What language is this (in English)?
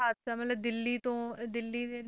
Punjabi